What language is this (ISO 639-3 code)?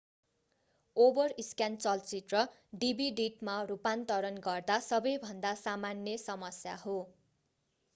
nep